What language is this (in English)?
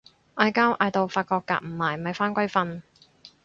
Cantonese